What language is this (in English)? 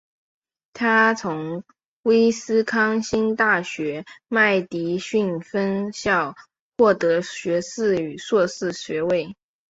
Chinese